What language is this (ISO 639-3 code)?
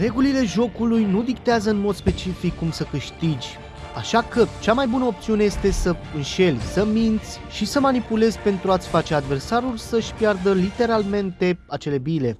ron